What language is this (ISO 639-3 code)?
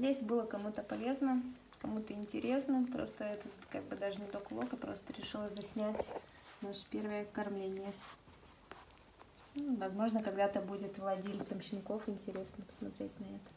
rus